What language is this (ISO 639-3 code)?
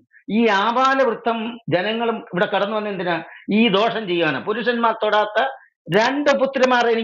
ara